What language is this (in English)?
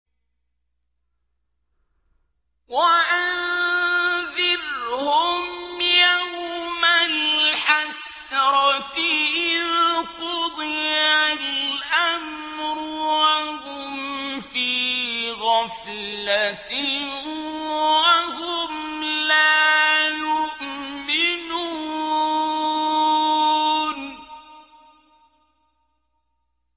Arabic